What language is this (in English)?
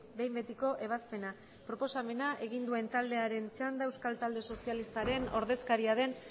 Basque